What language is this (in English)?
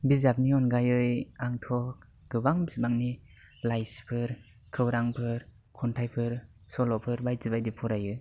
Bodo